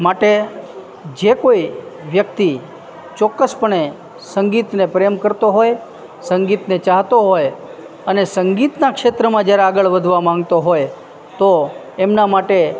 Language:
Gujarati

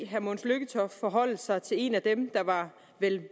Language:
Danish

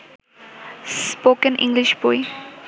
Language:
Bangla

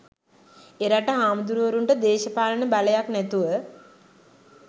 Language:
Sinhala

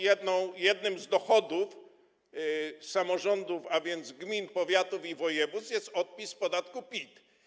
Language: Polish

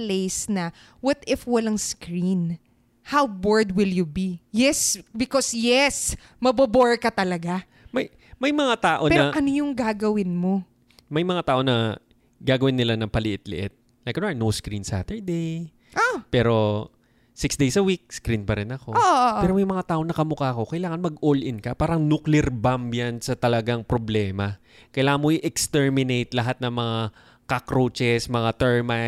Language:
Filipino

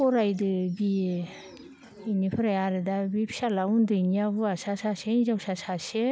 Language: Bodo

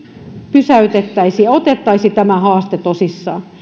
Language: Finnish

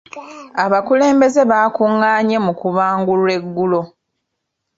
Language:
Ganda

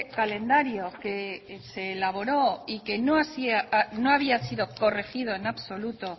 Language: Spanish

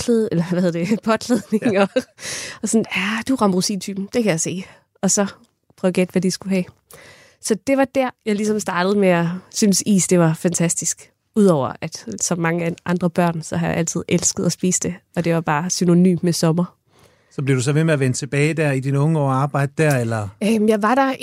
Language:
Danish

